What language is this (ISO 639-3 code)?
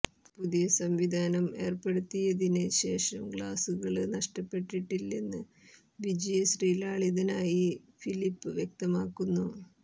mal